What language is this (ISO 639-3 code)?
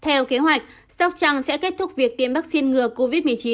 vie